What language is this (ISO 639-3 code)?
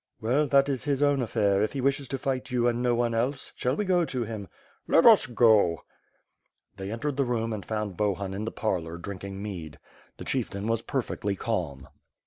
eng